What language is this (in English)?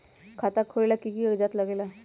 Magahi